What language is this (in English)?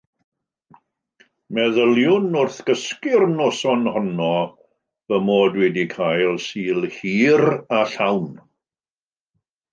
Welsh